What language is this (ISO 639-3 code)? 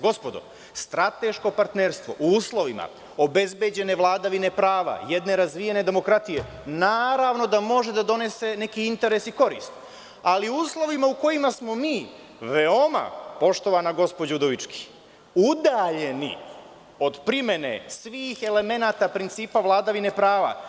srp